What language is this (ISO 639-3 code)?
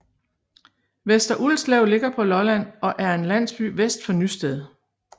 dan